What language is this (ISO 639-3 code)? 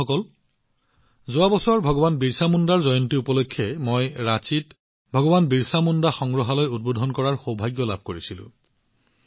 asm